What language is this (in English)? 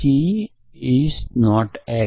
Gujarati